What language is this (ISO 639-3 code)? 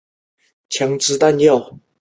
zho